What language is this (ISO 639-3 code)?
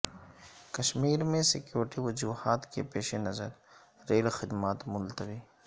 urd